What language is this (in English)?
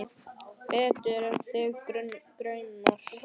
Icelandic